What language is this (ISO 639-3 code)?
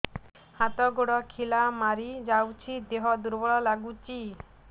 ori